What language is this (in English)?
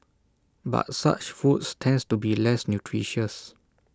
English